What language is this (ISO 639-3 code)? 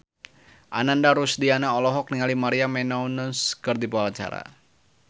sun